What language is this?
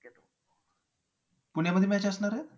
Marathi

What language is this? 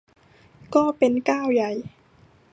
Thai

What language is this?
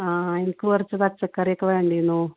Malayalam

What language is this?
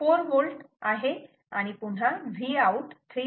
Marathi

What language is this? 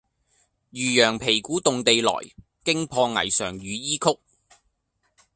Cantonese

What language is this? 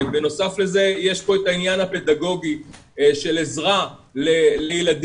Hebrew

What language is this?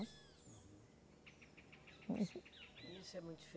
Portuguese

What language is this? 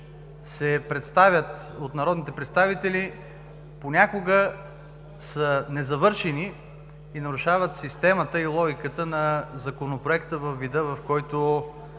Bulgarian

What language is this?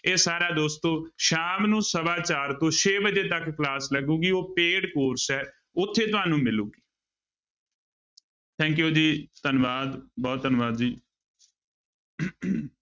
Punjabi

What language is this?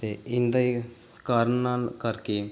Punjabi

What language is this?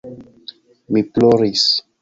Esperanto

